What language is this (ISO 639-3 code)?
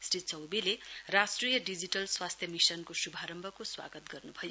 nep